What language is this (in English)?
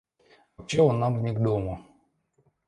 Russian